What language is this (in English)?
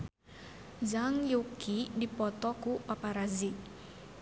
Sundanese